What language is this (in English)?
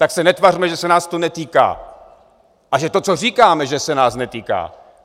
Czech